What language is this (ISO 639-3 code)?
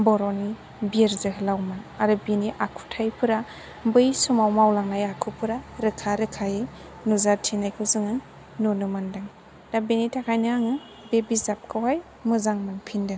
brx